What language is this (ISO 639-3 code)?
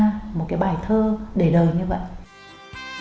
vie